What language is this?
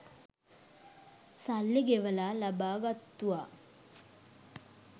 Sinhala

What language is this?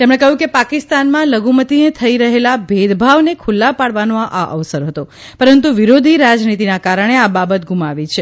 Gujarati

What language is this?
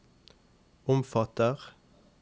Norwegian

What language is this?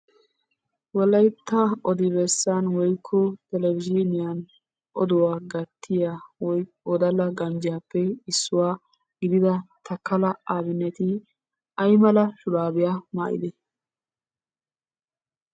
Wolaytta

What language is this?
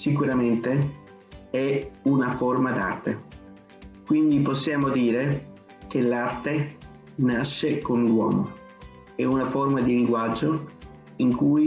Italian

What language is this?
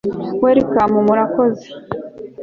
Kinyarwanda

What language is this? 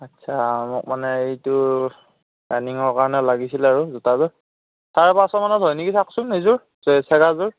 Assamese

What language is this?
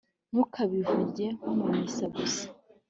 Kinyarwanda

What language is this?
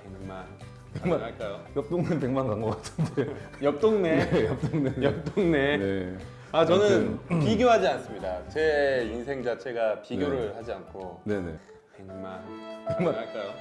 Korean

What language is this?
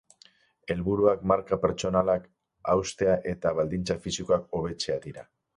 Basque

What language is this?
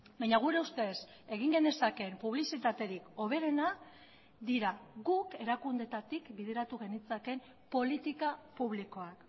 Basque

